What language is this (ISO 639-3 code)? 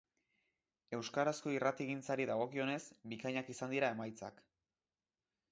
eus